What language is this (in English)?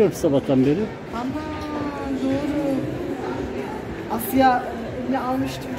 Turkish